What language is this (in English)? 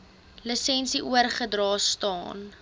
Afrikaans